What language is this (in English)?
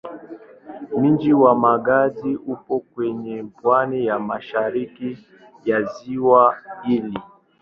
Swahili